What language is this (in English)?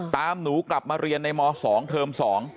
Thai